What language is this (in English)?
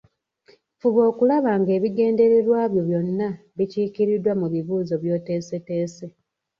Ganda